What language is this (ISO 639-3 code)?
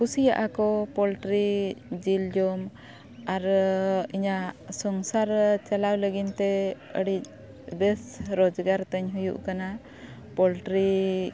sat